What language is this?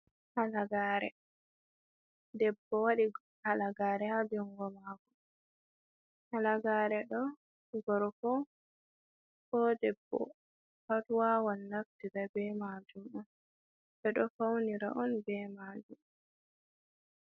Fula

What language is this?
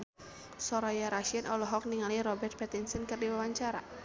Sundanese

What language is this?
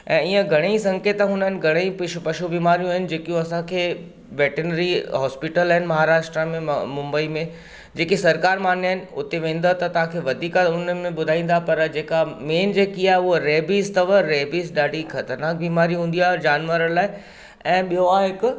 Sindhi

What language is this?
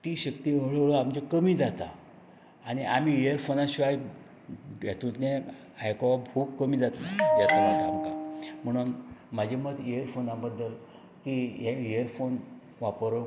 Konkani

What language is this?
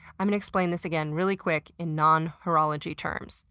English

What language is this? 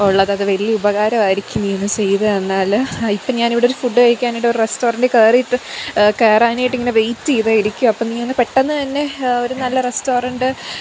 Malayalam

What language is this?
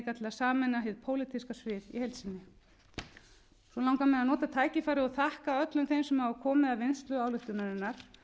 Icelandic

